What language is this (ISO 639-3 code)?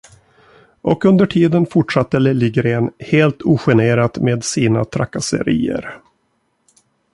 swe